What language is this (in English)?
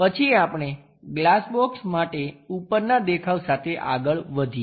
Gujarati